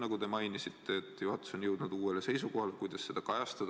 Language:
Estonian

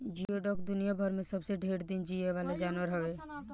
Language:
Bhojpuri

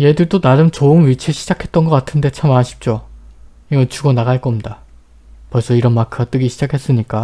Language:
Korean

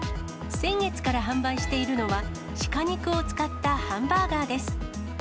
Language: Japanese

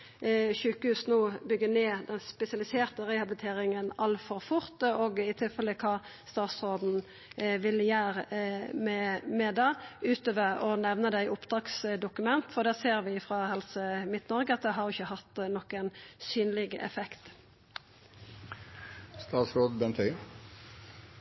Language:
Norwegian Nynorsk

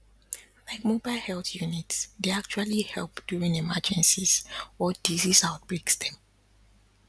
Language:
Nigerian Pidgin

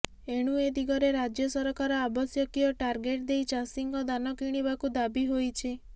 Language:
Odia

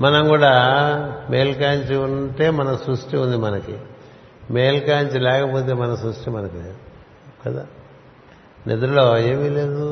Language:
Telugu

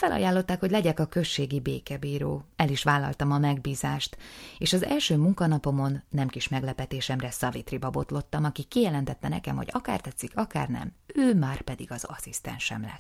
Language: Hungarian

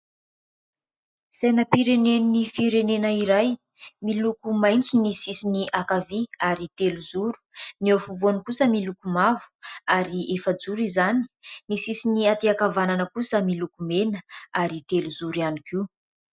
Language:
Malagasy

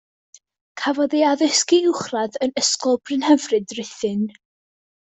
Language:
Welsh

